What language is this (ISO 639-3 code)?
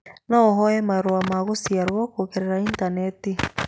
kik